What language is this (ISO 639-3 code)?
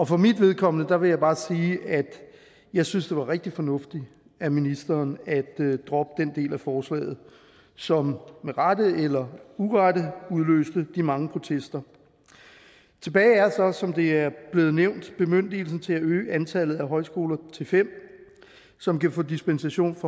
dan